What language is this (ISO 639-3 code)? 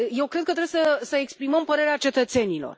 ron